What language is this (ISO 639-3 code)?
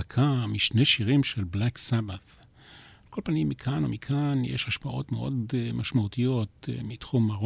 heb